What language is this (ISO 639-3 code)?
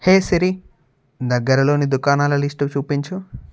tel